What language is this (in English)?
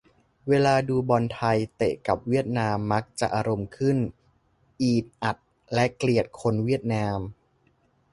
Thai